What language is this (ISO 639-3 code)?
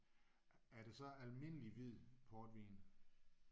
dan